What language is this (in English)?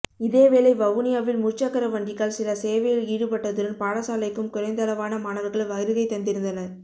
Tamil